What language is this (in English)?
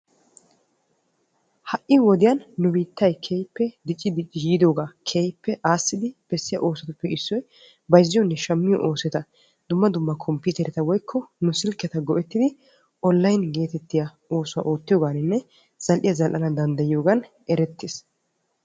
Wolaytta